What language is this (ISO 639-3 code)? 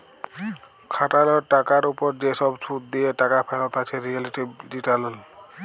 ben